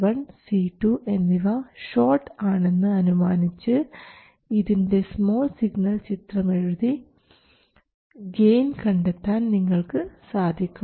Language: Malayalam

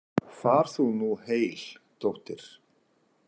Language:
Icelandic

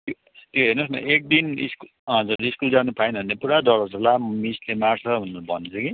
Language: Nepali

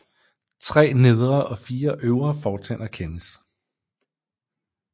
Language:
Danish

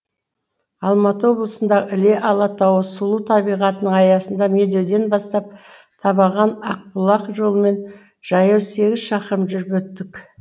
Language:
Kazakh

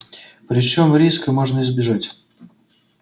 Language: Russian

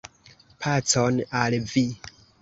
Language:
Esperanto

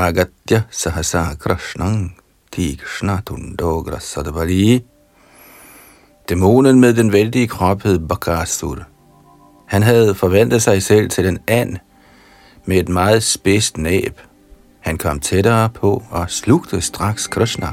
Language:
Danish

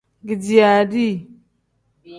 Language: Tem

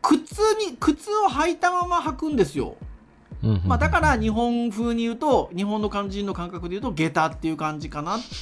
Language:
Japanese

